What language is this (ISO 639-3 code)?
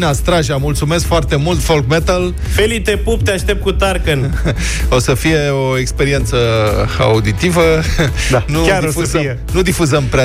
ron